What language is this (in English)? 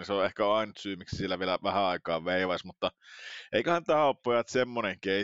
Finnish